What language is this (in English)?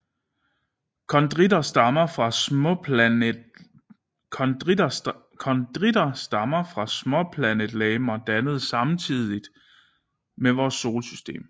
Danish